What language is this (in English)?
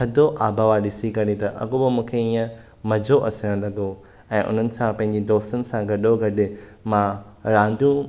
Sindhi